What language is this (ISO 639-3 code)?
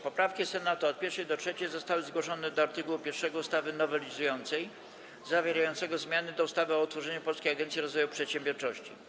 pol